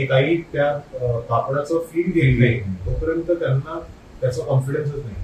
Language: Marathi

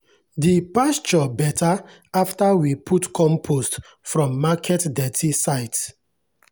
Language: Nigerian Pidgin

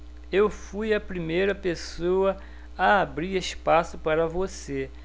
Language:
Portuguese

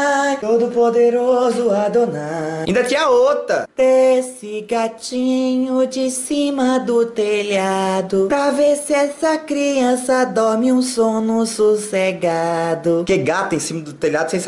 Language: Portuguese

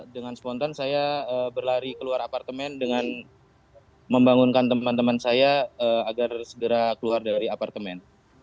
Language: Indonesian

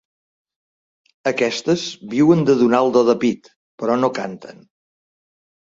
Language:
Catalan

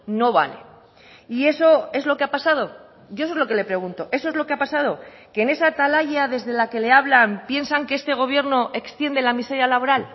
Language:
Spanish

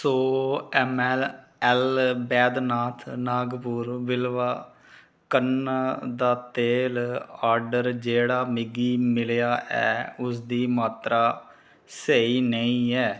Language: Dogri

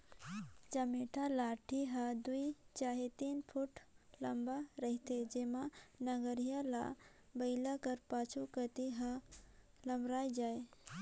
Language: Chhattisgarhi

